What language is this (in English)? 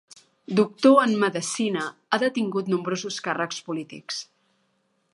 Catalan